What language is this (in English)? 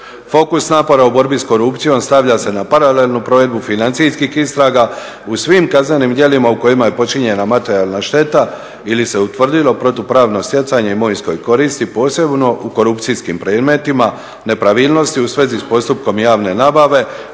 Croatian